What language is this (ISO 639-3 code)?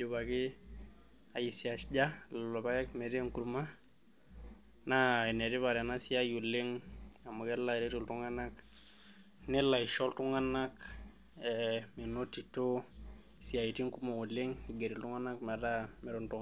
mas